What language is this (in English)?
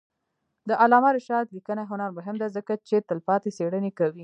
Pashto